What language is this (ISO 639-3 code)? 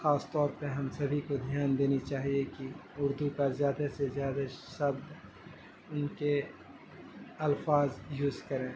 urd